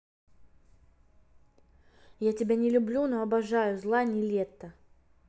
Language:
Russian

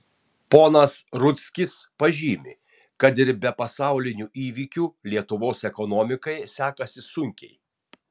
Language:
Lithuanian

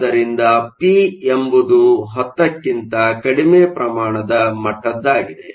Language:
Kannada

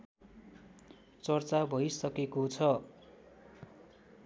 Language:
Nepali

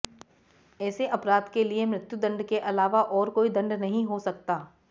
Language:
Hindi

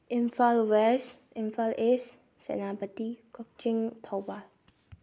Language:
Manipuri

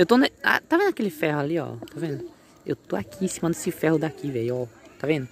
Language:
Portuguese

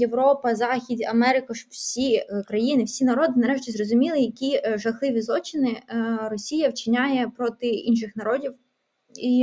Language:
Ukrainian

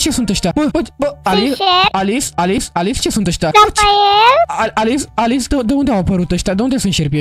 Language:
Romanian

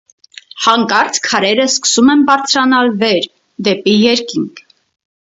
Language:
Armenian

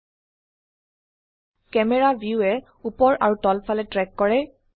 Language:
Assamese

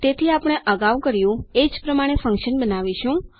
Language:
Gujarati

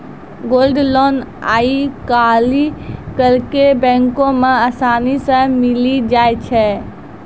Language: Maithili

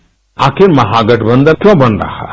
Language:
Hindi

